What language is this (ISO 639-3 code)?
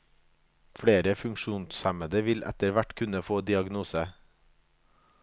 nor